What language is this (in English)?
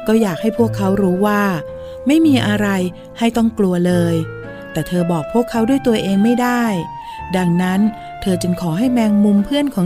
Thai